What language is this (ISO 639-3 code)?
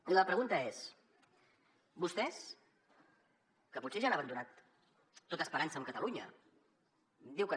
cat